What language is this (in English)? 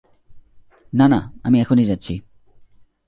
Bangla